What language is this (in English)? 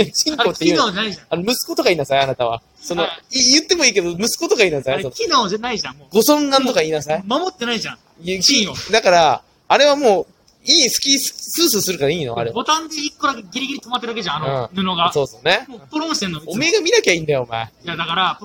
Japanese